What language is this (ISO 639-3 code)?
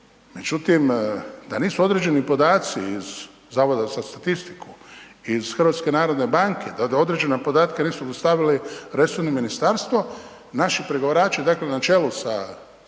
hrv